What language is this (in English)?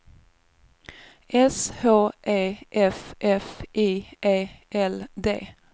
Swedish